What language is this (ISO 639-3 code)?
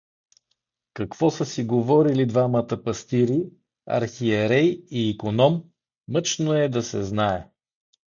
bul